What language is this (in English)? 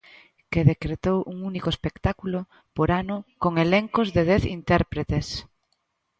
Galician